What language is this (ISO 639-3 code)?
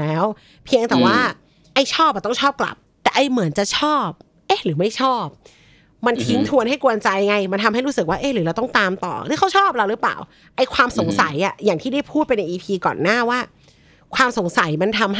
tha